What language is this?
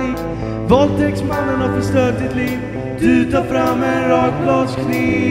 Dutch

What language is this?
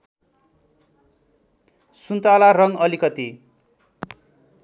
Nepali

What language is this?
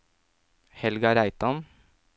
Norwegian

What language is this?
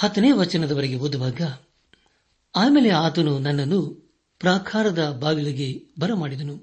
Kannada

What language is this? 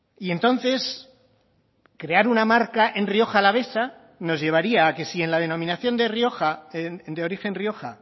Spanish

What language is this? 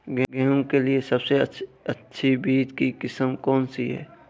Hindi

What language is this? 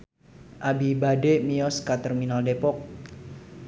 Sundanese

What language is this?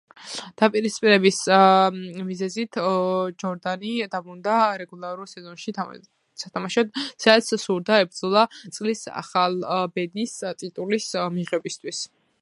Georgian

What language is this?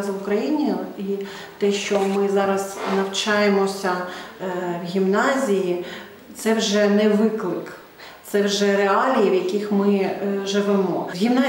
Ukrainian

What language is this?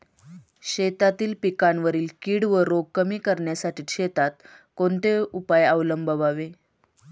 Marathi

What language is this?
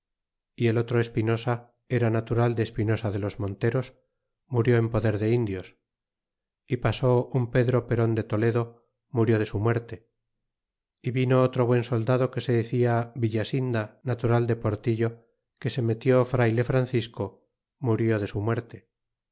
Spanish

